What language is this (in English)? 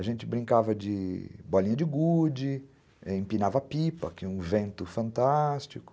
Portuguese